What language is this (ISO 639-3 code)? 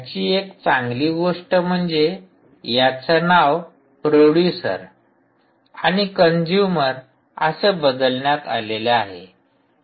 mar